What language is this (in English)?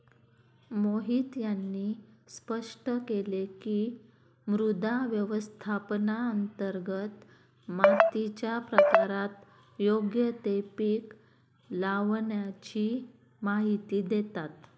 Marathi